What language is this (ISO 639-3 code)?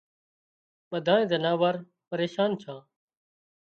kxp